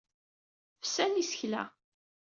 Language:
Kabyle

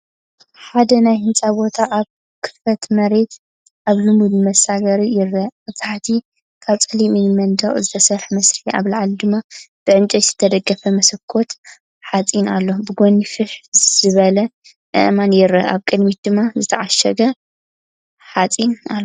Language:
Tigrinya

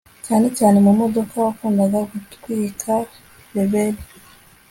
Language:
Kinyarwanda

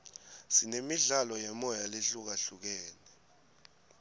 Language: Swati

